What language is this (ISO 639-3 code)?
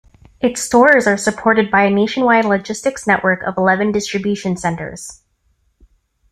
eng